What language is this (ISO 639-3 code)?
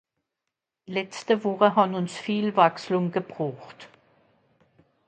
gsw